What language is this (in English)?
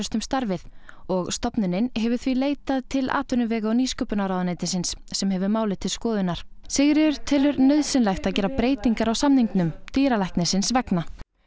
Icelandic